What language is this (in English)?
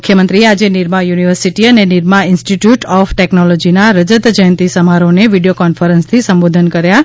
Gujarati